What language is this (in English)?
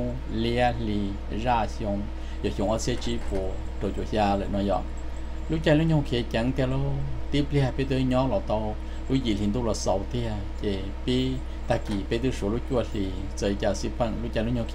Thai